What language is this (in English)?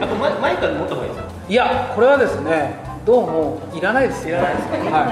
Japanese